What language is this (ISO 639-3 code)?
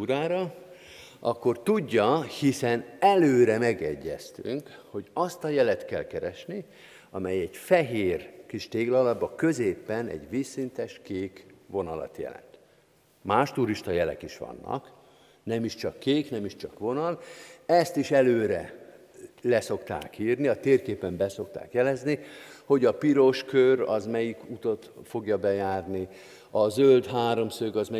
hun